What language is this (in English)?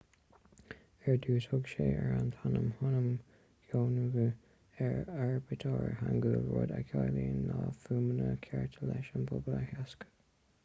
Irish